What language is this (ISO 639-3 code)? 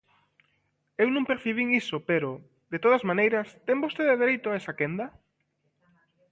glg